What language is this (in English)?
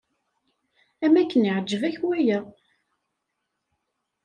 Kabyle